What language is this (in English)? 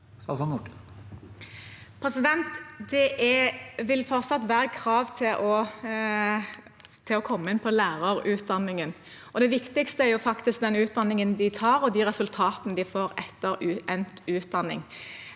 Norwegian